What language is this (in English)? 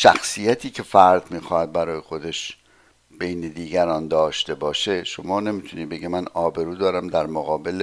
Persian